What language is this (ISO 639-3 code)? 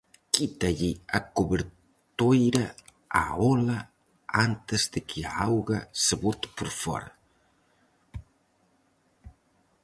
glg